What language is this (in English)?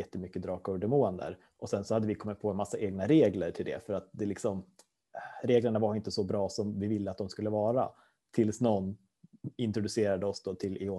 Swedish